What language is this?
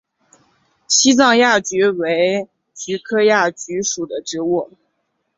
Chinese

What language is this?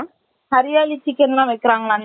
Tamil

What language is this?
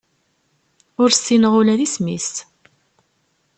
Kabyle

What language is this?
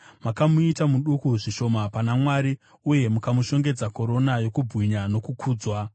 Shona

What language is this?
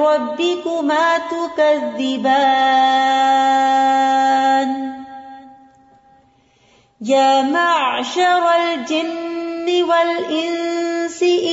Urdu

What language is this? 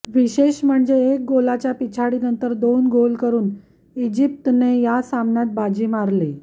Marathi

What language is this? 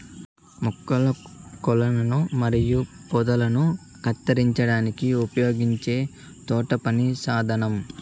Telugu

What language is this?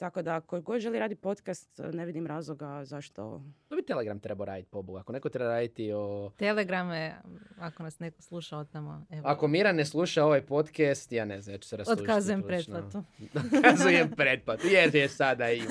Croatian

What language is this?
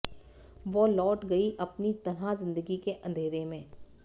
Hindi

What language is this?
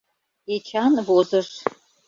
Mari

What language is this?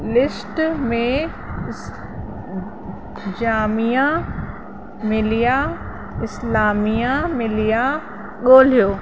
Sindhi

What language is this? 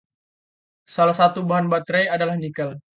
Indonesian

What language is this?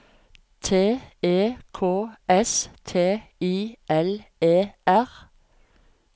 Norwegian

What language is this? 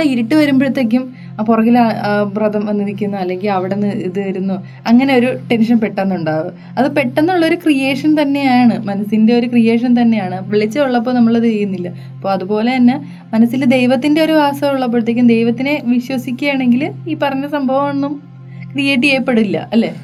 Malayalam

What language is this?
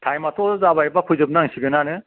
Bodo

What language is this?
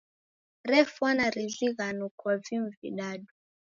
Taita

